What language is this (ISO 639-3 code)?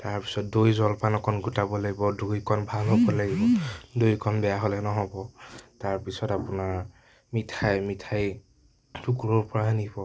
asm